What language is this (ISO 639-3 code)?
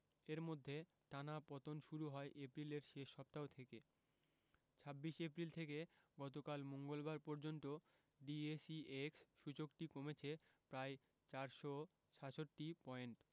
ben